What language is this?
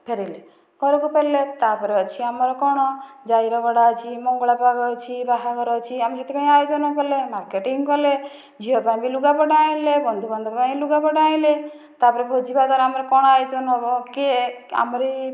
Odia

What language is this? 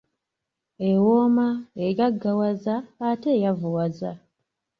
Ganda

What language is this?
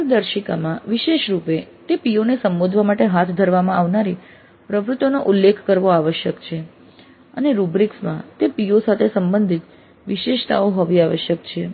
Gujarati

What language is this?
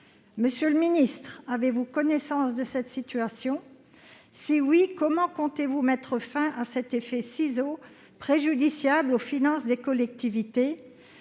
French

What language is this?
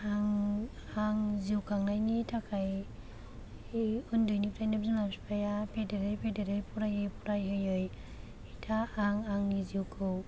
Bodo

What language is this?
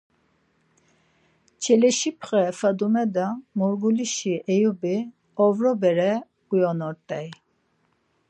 Laz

